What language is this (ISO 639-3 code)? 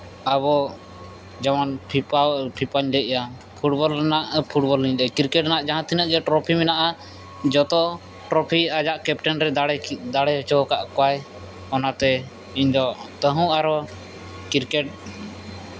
sat